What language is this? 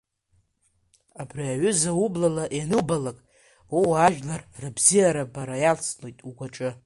Abkhazian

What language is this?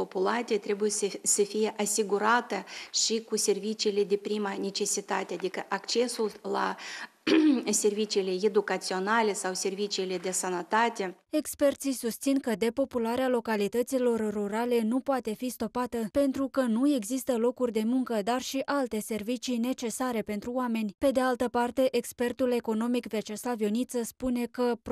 Romanian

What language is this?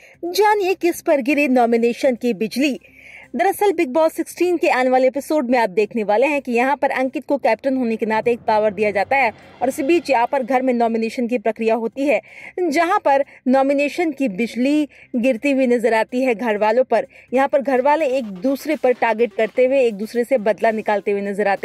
Hindi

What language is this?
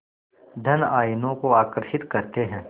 Hindi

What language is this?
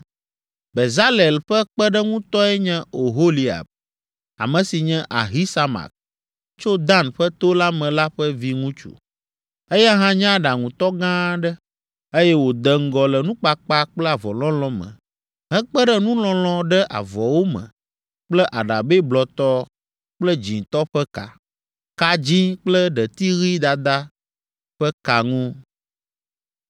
Ewe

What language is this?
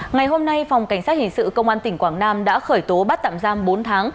Vietnamese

